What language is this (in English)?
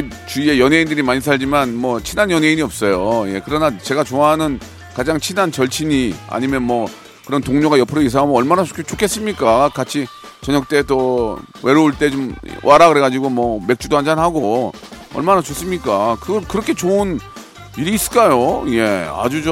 Korean